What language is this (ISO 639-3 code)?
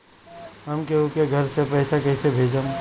bho